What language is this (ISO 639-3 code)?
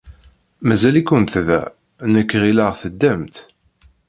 kab